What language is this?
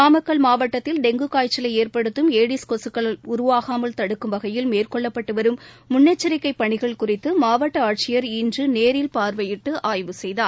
Tamil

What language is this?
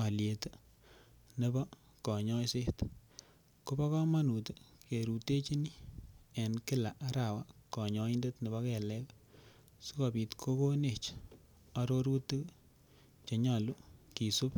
Kalenjin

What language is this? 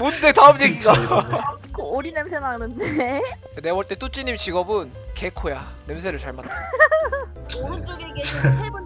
Korean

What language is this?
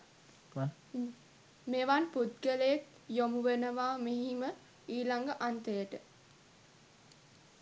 Sinhala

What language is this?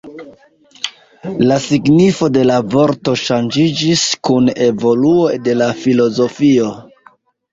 Esperanto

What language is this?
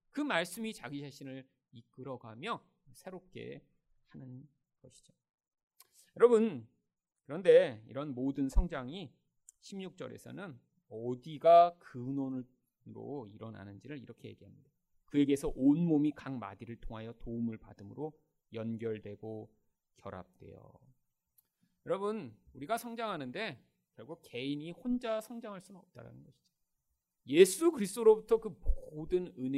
Korean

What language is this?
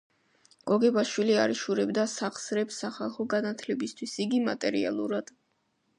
Georgian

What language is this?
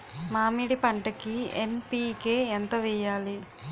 Telugu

